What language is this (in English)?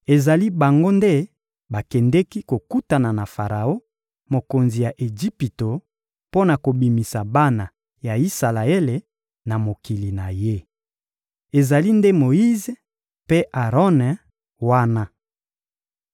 Lingala